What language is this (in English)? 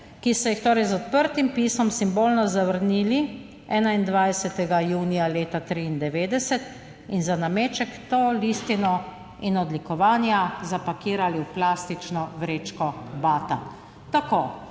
Slovenian